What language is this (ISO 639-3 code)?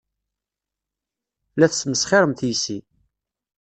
kab